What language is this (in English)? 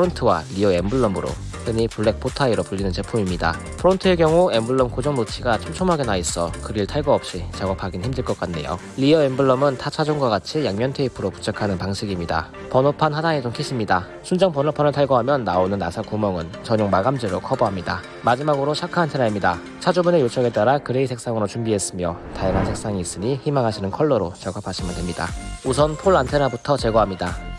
Korean